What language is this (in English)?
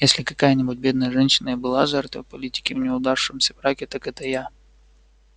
Russian